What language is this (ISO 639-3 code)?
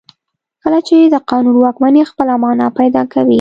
pus